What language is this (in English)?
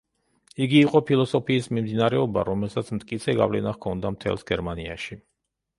Georgian